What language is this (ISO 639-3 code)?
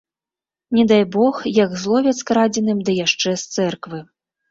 bel